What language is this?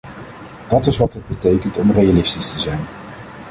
Dutch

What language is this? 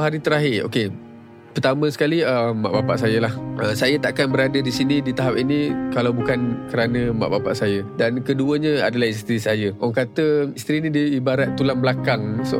Malay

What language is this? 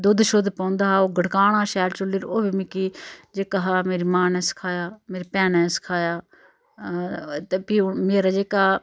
Dogri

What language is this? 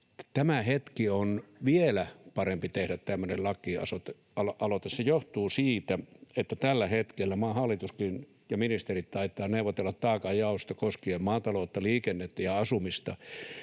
Finnish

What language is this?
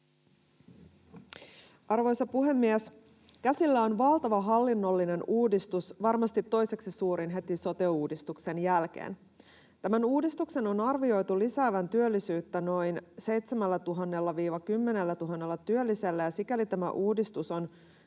Finnish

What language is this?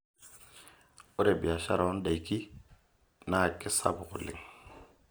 Masai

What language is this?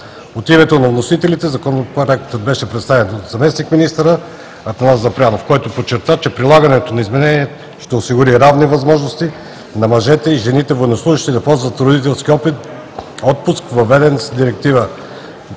Bulgarian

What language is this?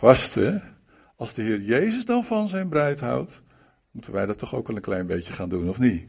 Dutch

